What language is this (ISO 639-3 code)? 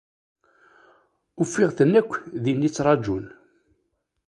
kab